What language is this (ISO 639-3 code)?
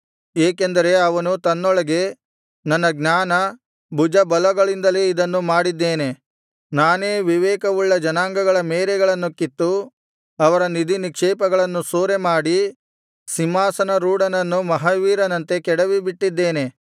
kan